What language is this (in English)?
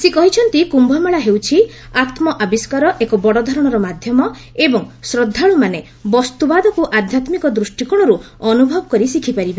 Odia